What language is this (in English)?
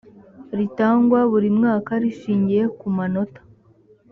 Kinyarwanda